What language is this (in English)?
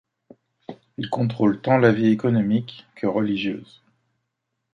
French